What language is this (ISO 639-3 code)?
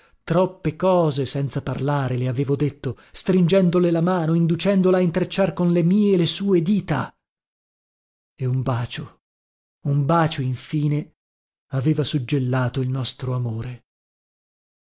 ita